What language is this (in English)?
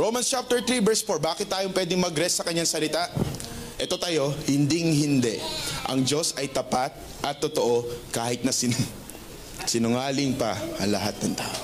Filipino